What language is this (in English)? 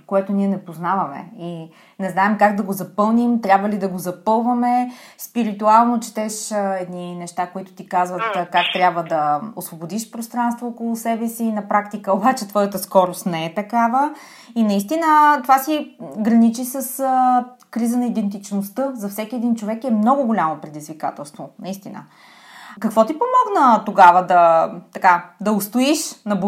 Bulgarian